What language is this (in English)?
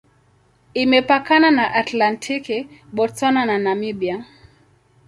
Swahili